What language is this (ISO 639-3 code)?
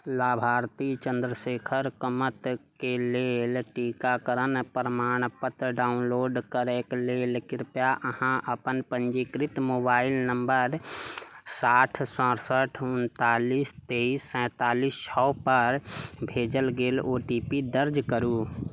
mai